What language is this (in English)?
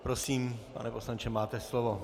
Czech